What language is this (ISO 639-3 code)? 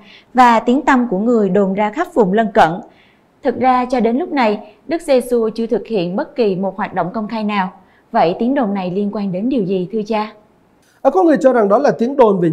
vie